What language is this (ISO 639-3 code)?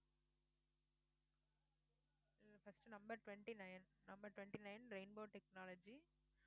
tam